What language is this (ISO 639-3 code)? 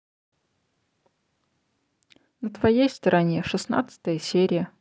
rus